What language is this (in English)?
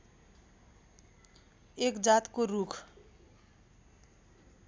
Nepali